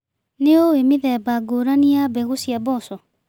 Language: Kikuyu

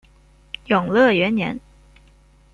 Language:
Chinese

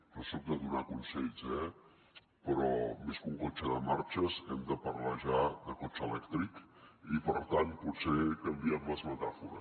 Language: Catalan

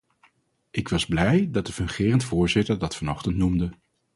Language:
Dutch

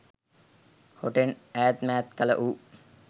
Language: Sinhala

